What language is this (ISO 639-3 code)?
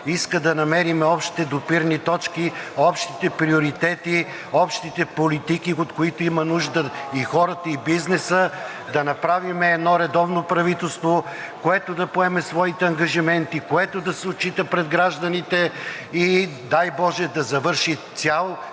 bul